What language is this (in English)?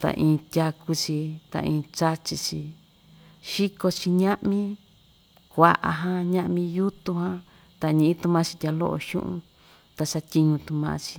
Ixtayutla Mixtec